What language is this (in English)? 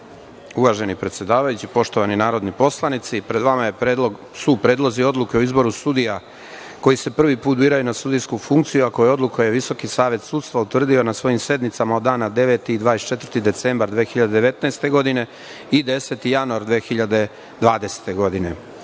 Serbian